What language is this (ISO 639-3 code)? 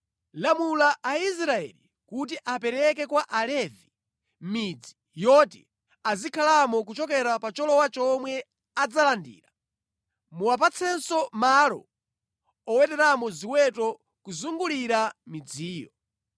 nya